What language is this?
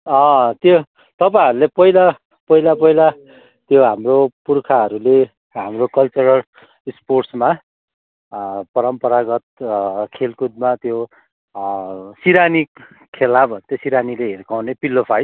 Nepali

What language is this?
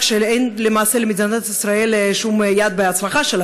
Hebrew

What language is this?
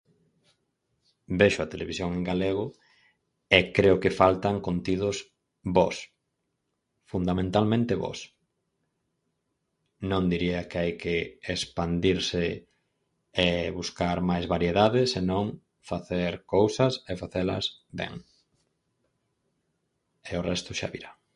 Galician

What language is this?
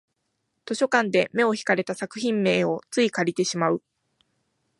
Japanese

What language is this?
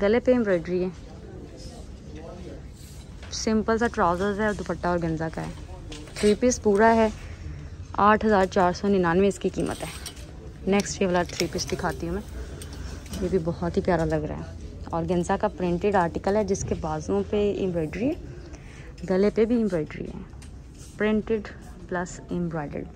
Hindi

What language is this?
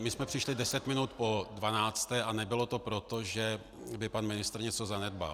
Czech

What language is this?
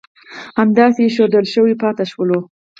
Pashto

